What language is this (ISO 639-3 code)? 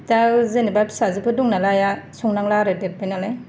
brx